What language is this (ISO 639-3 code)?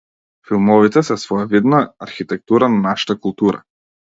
mkd